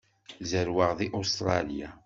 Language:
Kabyle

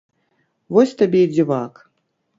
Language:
Belarusian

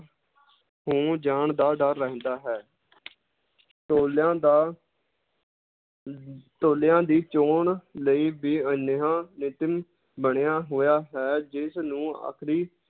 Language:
Punjabi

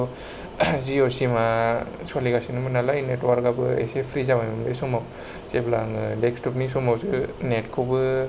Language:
Bodo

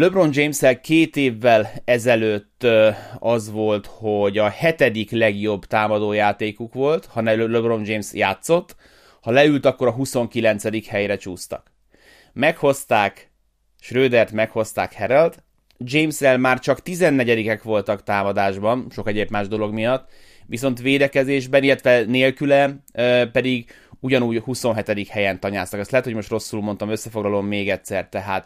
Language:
Hungarian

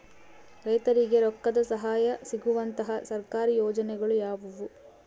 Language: Kannada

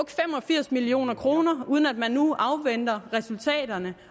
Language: Danish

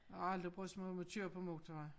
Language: Danish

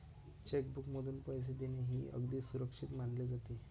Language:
Marathi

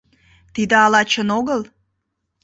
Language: Mari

